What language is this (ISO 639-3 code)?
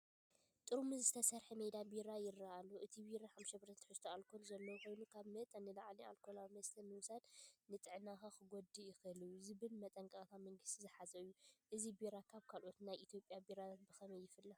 tir